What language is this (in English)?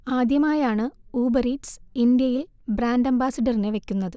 Malayalam